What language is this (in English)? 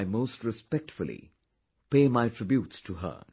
English